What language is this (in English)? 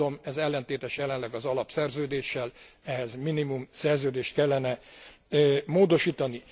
Hungarian